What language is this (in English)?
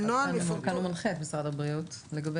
Hebrew